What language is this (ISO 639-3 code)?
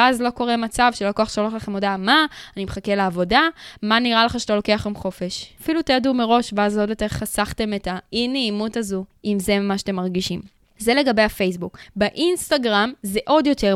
heb